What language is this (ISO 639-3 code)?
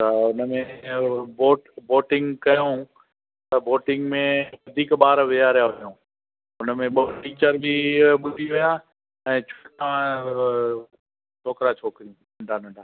snd